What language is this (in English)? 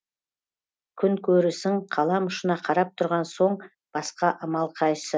Kazakh